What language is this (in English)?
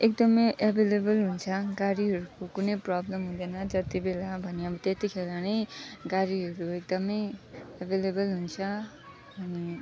Nepali